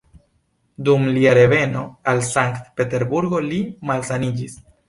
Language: Esperanto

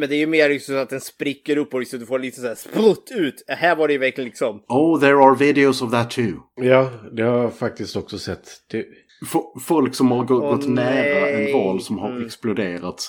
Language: Swedish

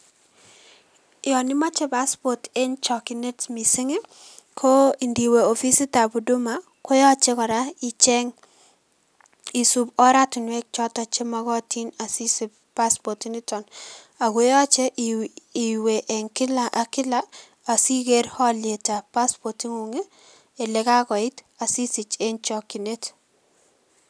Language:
Kalenjin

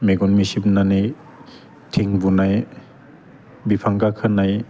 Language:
Bodo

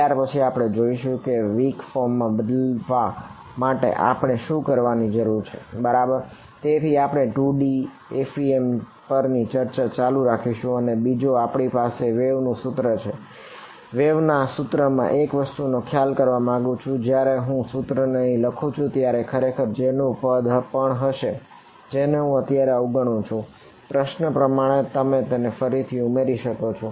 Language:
Gujarati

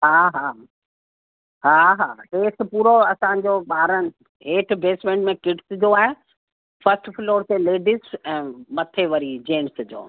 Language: Sindhi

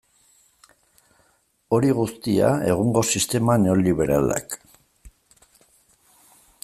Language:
Basque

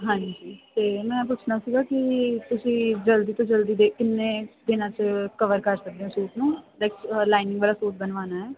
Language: Punjabi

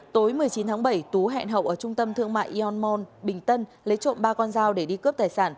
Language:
Vietnamese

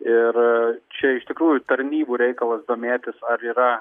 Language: Lithuanian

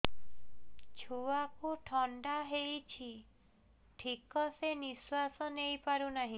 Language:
Odia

